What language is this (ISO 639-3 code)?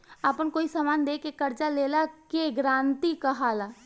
bho